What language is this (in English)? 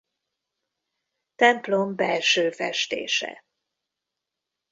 Hungarian